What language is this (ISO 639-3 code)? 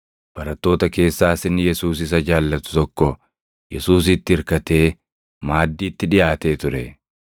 orm